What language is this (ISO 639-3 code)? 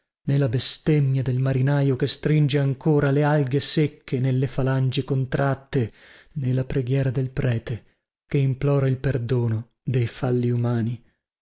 ita